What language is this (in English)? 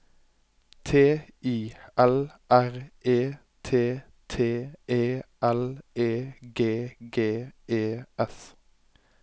Norwegian